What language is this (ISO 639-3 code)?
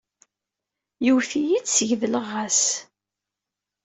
kab